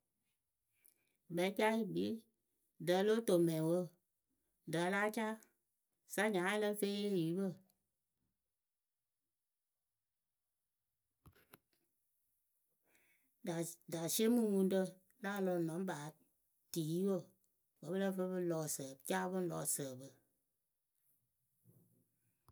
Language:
Akebu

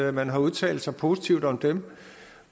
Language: Danish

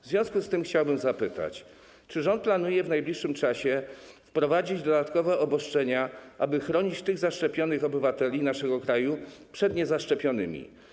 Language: Polish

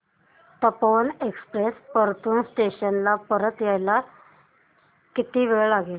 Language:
Marathi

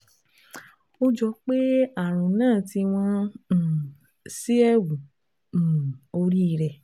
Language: Yoruba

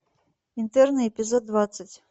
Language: Russian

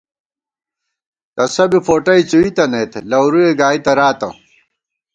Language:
Gawar-Bati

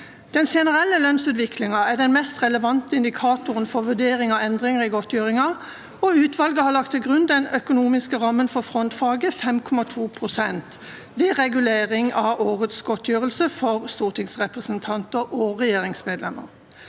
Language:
Norwegian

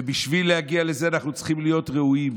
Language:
Hebrew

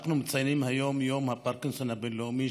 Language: Hebrew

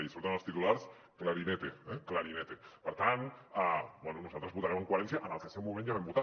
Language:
Catalan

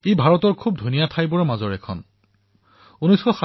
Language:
Assamese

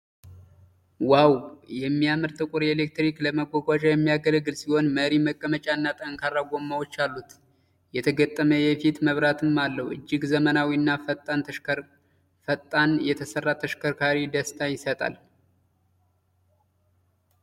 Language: Amharic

